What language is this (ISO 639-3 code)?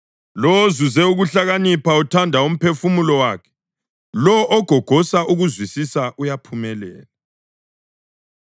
nde